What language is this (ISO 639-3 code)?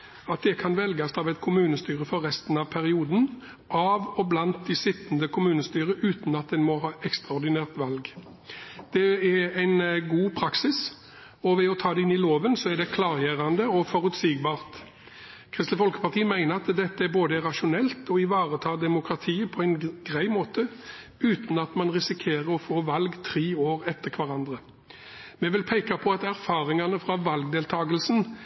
nob